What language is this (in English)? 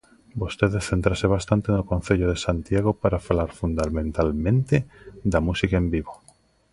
Galician